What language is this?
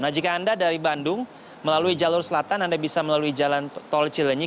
Indonesian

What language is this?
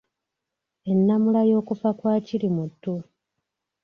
Ganda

